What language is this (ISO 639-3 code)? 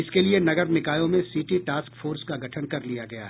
hin